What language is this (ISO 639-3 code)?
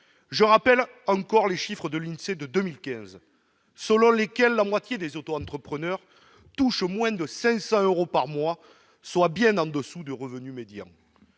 fra